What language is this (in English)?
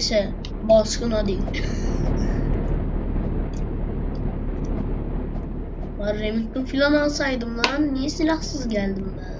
Turkish